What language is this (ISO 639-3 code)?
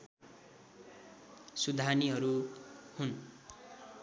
nep